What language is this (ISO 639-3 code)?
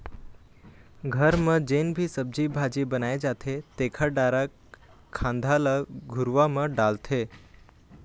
hne